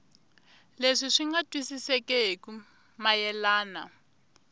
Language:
Tsonga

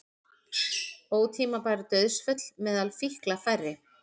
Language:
Icelandic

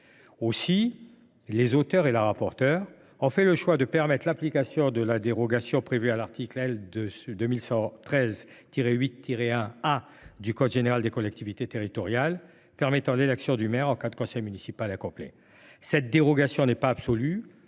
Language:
French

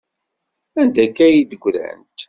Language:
Kabyle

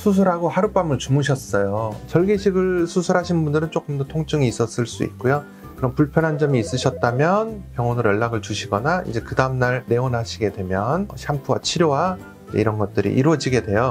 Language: Korean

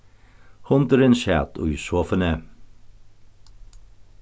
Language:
Faroese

